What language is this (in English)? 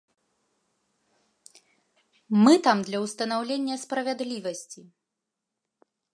Belarusian